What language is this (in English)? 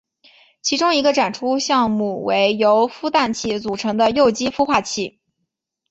Chinese